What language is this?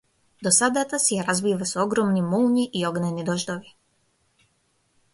Macedonian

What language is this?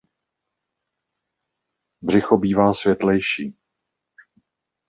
Czech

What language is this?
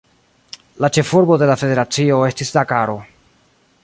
Esperanto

